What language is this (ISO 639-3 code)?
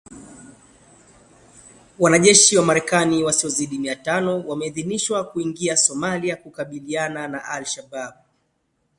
swa